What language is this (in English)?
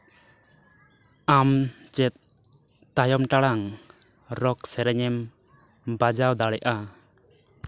Santali